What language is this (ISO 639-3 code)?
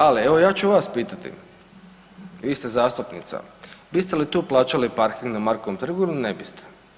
hrv